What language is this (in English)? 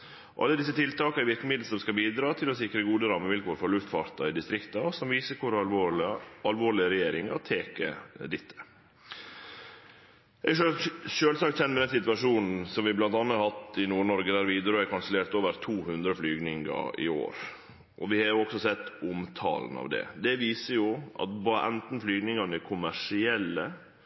Norwegian Nynorsk